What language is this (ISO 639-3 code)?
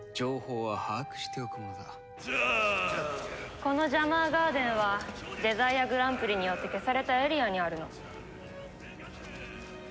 jpn